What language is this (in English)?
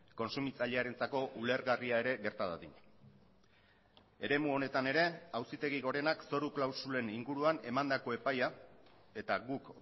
Basque